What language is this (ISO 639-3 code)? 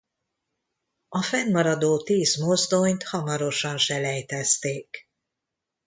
hun